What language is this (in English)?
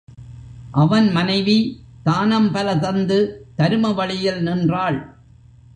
Tamil